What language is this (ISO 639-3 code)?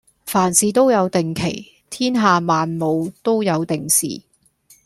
yue